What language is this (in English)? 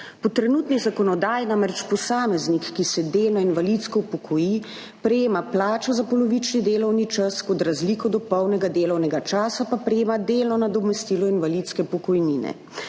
Slovenian